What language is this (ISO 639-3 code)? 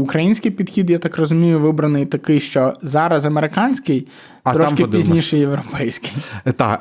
ukr